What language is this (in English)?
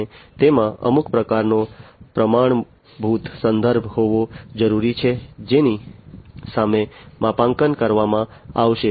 Gujarati